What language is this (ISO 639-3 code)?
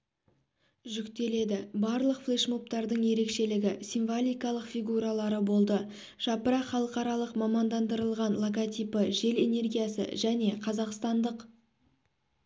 kaz